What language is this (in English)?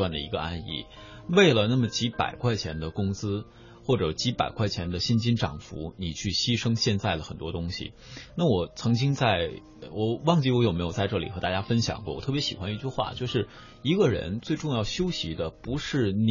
Chinese